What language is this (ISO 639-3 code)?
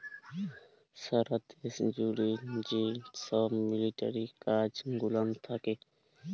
ben